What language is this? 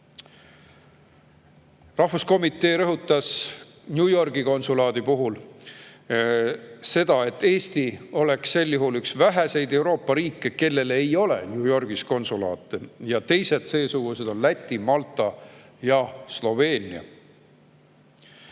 Estonian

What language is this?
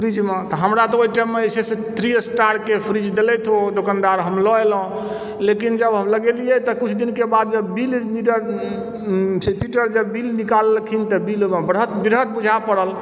Maithili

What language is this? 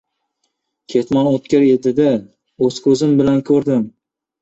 Uzbek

